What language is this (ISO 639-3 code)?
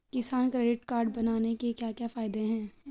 hin